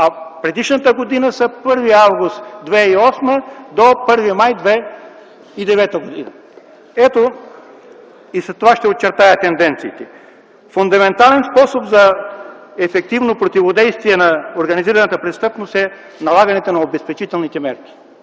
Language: Bulgarian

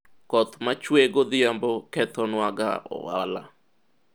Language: Luo (Kenya and Tanzania)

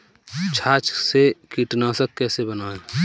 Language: Hindi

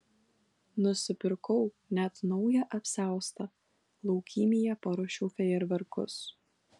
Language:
Lithuanian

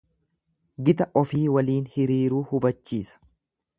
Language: Oromo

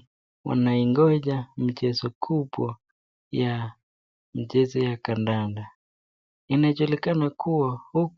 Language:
Swahili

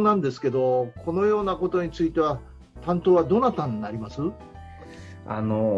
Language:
Japanese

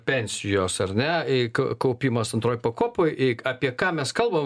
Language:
Lithuanian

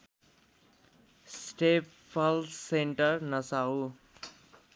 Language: Nepali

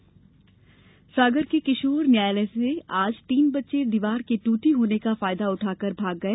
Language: Hindi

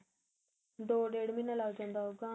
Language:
Punjabi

